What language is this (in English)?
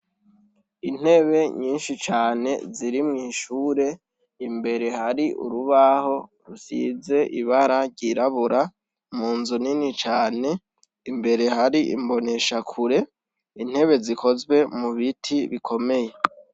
Rundi